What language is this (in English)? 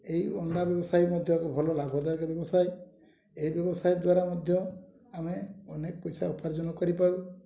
Odia